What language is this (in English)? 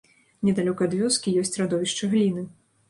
Belarusian